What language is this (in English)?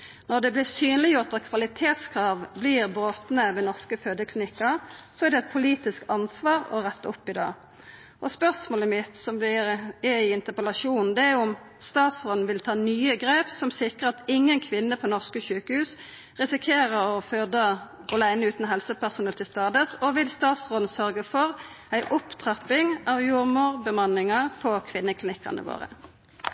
Norwegian Nynorsk